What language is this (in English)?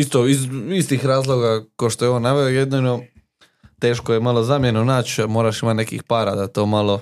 Croatian